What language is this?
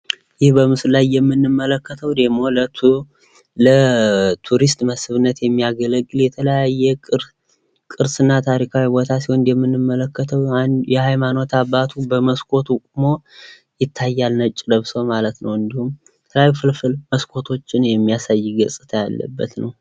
Amharic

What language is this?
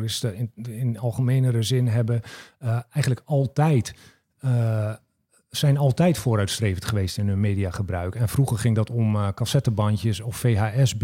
Dutch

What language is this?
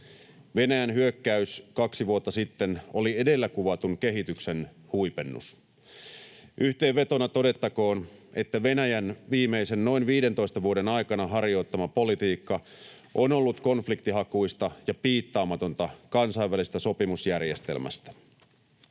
Finnish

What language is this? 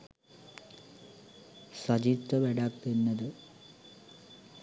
Sinhala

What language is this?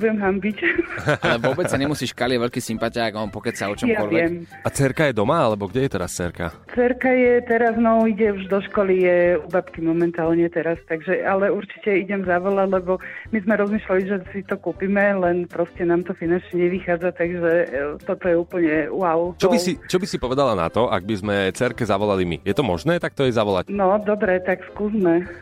Slovak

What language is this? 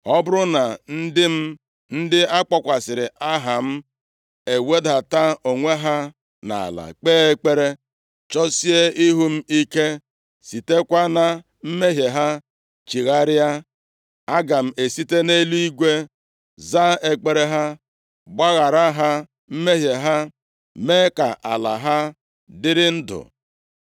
Igbo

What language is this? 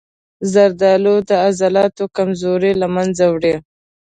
Pashto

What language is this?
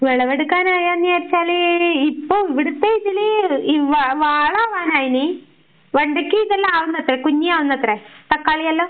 Malayalam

